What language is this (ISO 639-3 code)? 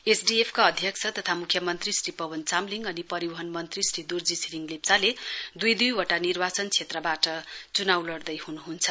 nep